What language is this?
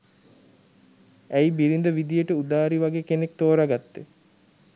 Sinhala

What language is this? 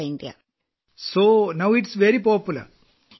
Malayalam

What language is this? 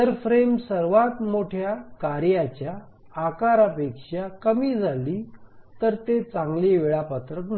Marathi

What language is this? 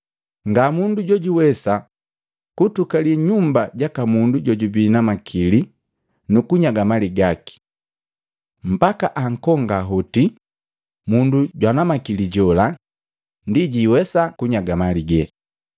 Matengo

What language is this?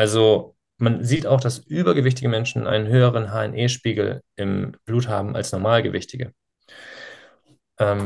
German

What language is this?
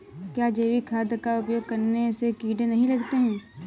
Hindi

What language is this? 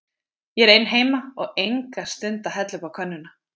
Icelandic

